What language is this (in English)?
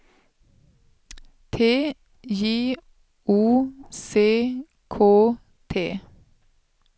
Swedish